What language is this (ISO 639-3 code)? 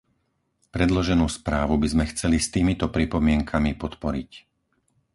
slk